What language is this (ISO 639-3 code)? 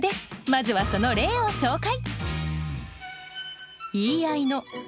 jpn